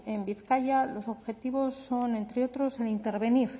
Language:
Spanish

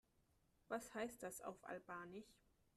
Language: German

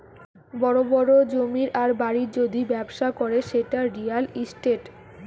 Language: Bangla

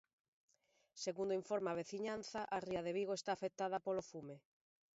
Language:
Galician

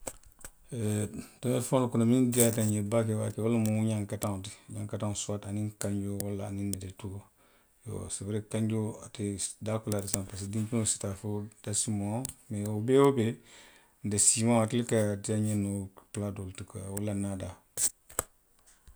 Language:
Western Maninkakan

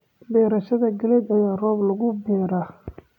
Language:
Somali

